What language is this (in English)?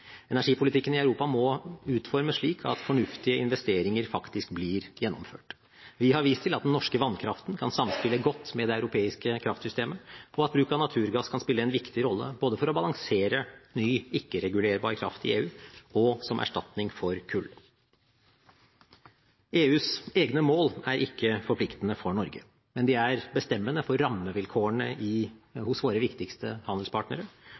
Norwegian Bokmål